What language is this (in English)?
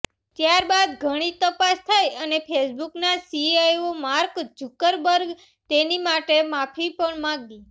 Gujarati